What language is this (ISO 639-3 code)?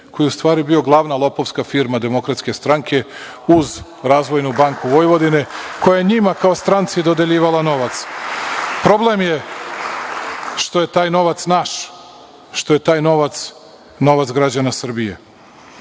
srp